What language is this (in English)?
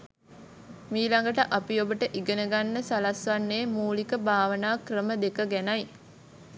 Sinhala